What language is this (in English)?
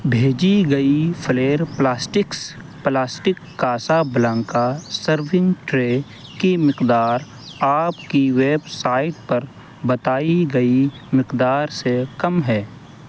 Urdu